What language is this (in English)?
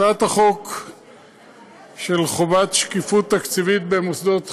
Hebrew